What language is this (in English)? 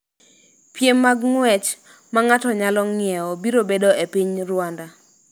Luo (Kenya and Tanzania)